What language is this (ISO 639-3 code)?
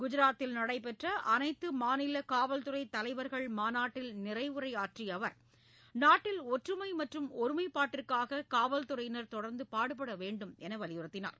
tam